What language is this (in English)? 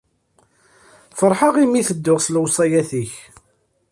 Kabyle